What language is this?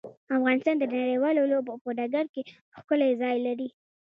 Pashto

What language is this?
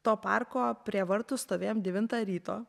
Lithuanian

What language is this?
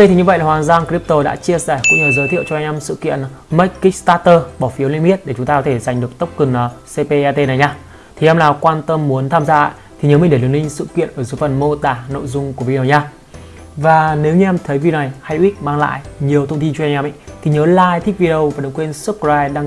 Vietnamese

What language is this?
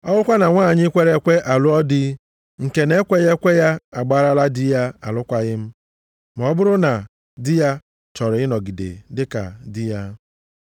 Igbo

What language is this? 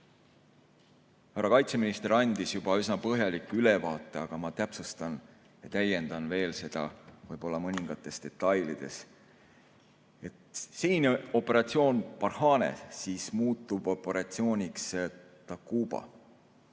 Estonian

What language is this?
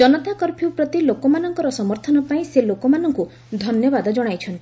Odia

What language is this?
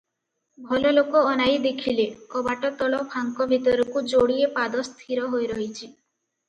Odia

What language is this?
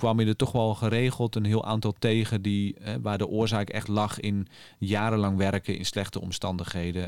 Dutch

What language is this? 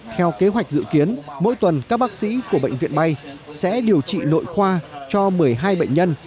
Vietnamese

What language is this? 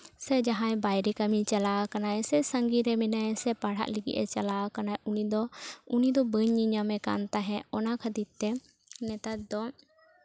Santali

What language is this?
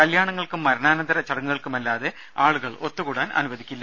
Malayalam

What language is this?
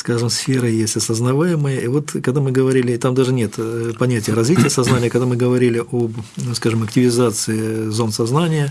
Russian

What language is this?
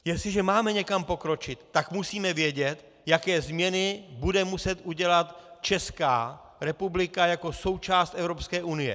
Czech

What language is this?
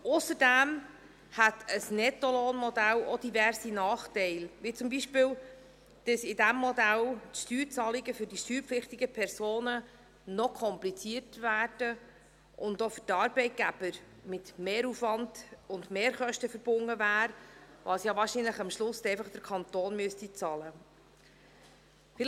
Swiss German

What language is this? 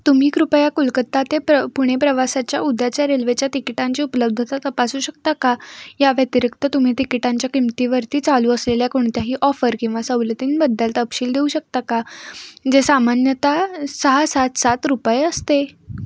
Marathi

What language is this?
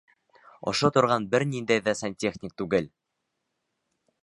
Bashkir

